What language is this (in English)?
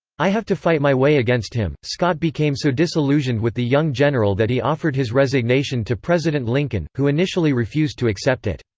English